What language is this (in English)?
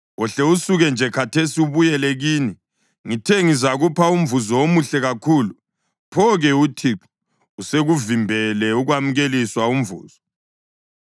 North Ndebele